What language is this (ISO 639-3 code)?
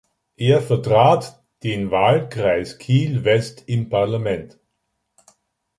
deu